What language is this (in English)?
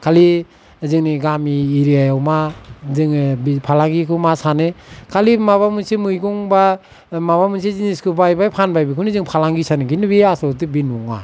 Bodo